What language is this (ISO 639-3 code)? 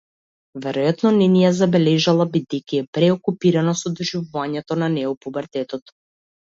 mkd